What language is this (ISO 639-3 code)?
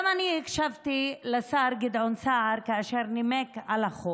heb